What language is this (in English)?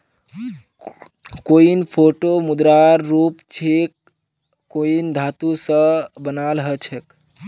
Magahi